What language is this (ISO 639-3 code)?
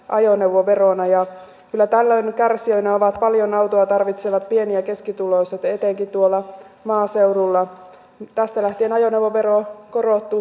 fin